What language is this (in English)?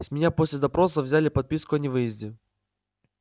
Russian